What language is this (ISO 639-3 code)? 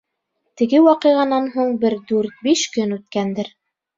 bak